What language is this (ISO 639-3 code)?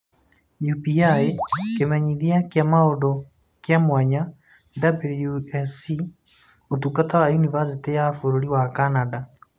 kik